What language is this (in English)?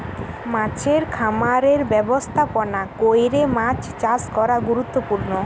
Bangla